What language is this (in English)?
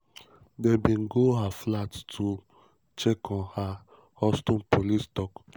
Nigerian Pidgin